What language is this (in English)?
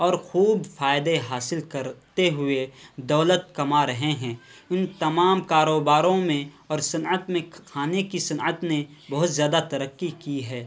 Urdu